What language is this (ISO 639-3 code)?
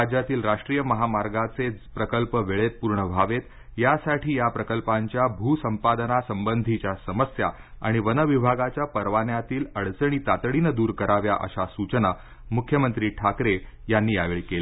mar